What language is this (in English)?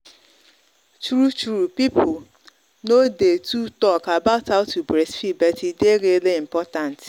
Nigerian Pidgin